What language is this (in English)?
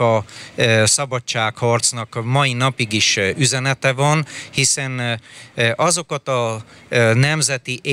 Hungarian